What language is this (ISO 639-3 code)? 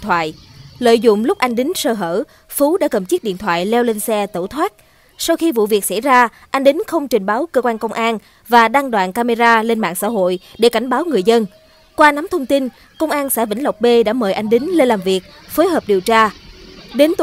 vie